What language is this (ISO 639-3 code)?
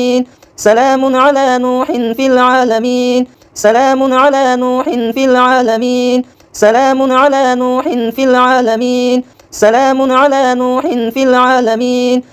ara